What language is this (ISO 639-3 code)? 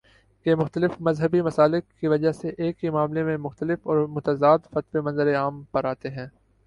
urd